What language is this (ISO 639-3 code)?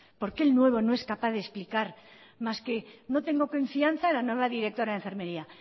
spa